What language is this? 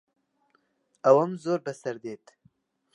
Central Kurdish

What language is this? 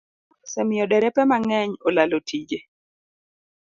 Luo (Kenya and Tanzania)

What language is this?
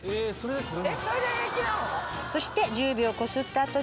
Japanese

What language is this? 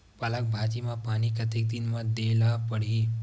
Chhattisgarhi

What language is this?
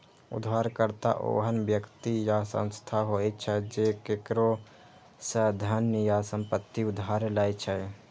Maithili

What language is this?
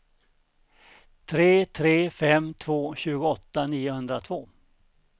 Swedish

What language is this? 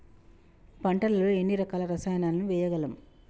Telugu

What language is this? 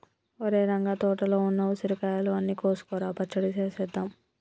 Telugu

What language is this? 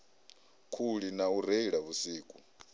Venda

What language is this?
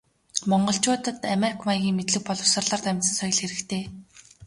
Mongolian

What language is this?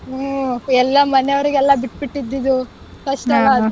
Kannada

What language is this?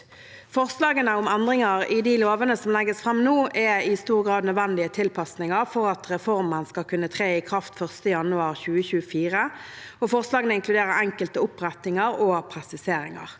Norwegian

